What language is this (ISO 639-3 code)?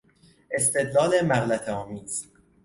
fas